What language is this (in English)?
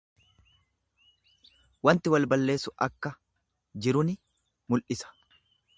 Oromo